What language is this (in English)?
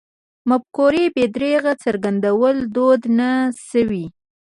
Pashto